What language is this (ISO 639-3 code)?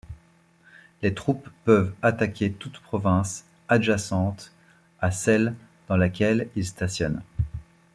fra